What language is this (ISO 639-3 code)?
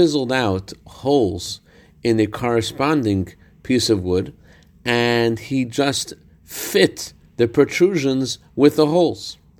eng